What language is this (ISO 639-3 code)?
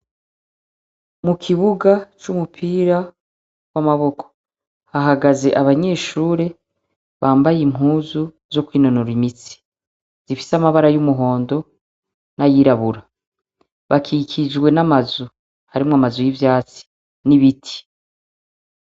run